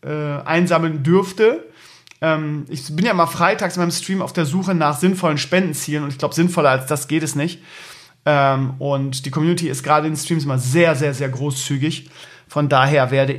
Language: German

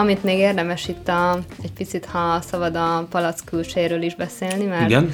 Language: Hungarian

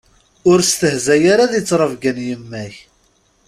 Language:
Kabyle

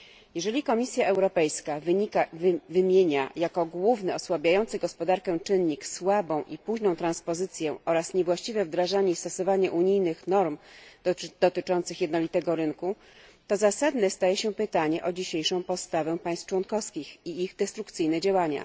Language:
Polish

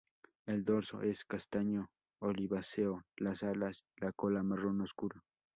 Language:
Spanish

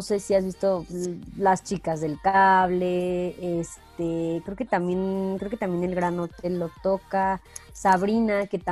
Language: Spanish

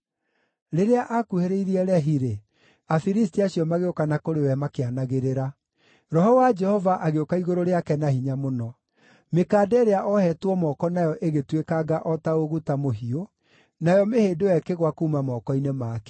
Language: Kikuyu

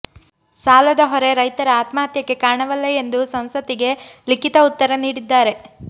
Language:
Kannada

